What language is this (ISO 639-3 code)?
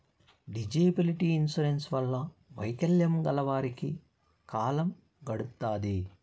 tel